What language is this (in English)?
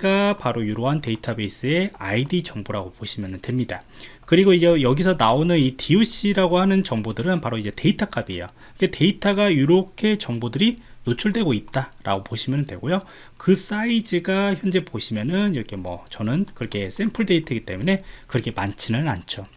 Korean